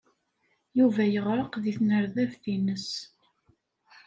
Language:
Kabyle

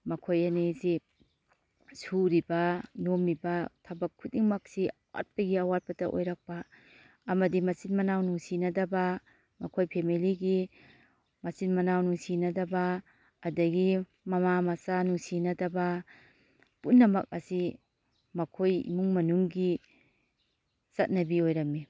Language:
Manipuri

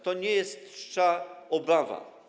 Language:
Polish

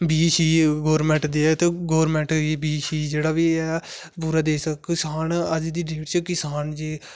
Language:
Dogri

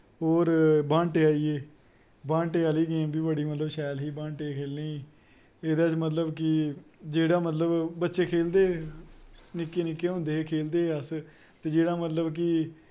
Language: Dogri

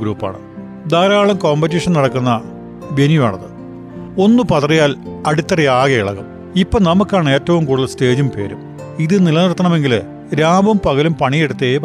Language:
Malayalam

